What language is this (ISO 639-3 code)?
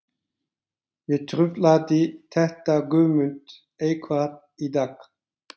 isl